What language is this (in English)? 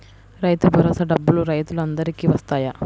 Telugu